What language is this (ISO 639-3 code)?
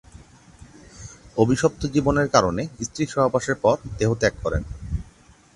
ben